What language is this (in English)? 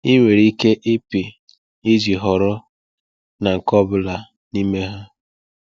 Igbo